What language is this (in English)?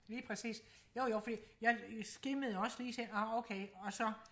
Danish